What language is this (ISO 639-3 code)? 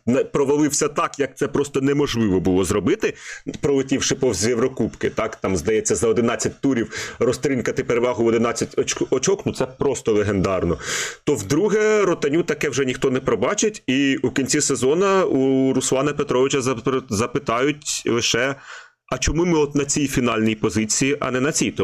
ukr